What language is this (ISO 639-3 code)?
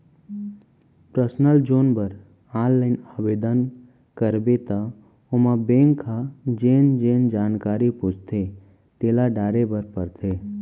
hne